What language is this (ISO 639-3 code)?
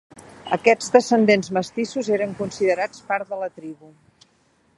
cat